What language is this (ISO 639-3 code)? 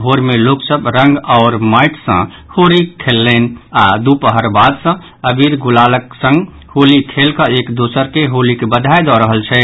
mai